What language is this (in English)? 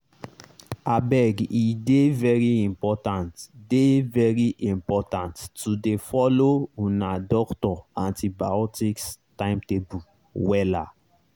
Nigerian Pidgin